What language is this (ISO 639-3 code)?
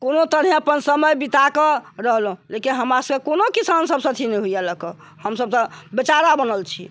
mai